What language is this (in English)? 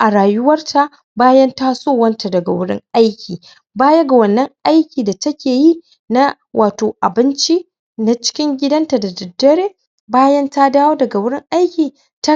Hausa